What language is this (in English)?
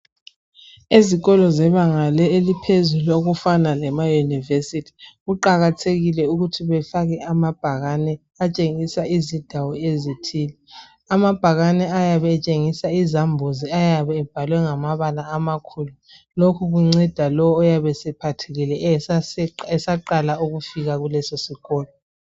North Ndebele